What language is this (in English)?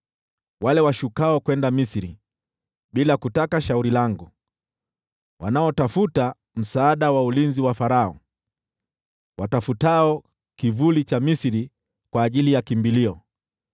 Swahili